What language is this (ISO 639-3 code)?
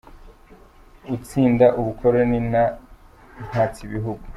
kin